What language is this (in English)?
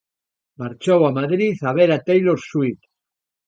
Galician